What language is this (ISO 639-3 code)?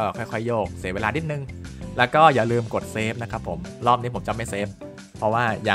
tha